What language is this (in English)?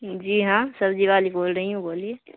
Urdu